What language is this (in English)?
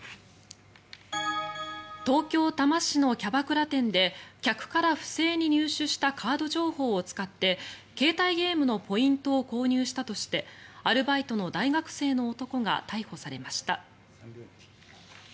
Japanese